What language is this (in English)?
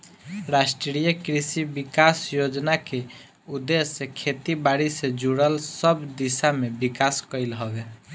Bhojpuri